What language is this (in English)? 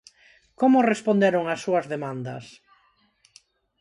Galician